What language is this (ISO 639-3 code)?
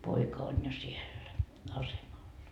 fin